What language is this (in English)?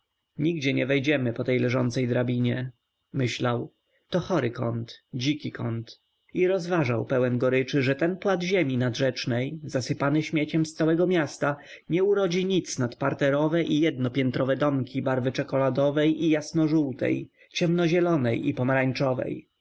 Polish